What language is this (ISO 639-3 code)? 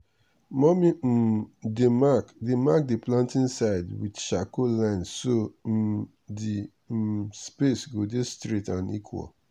pcm